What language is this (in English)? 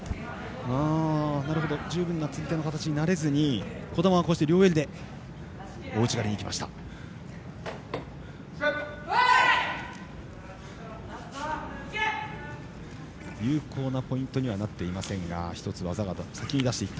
Japanese